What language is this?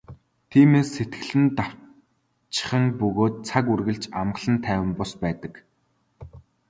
Mongolian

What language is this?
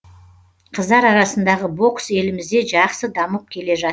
Kazakh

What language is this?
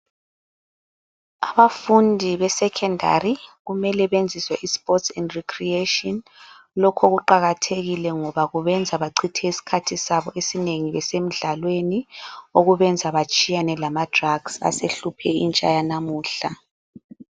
North Ndebele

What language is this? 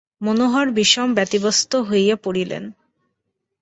Bangla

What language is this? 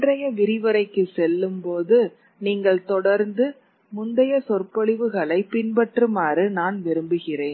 Tamil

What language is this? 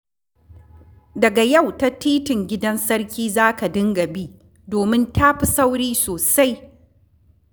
Hausa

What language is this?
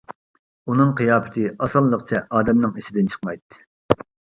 Uyghur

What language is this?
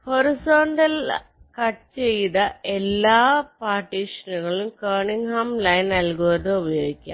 Malayalam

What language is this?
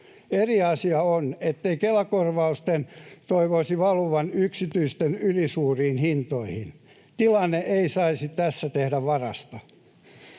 Finnish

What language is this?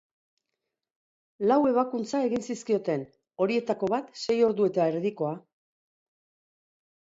Basque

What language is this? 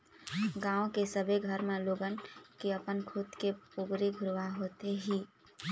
Chhattisgarhi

